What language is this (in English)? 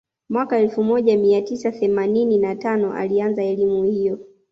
Swahili